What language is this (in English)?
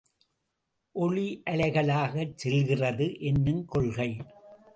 Tamil